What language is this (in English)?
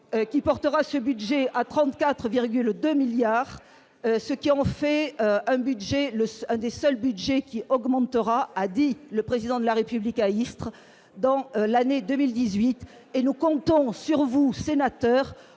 French